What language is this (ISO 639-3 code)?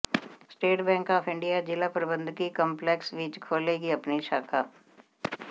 pan